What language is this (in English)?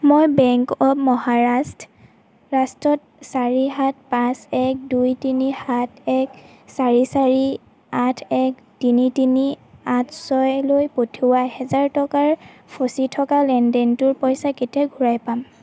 Assamese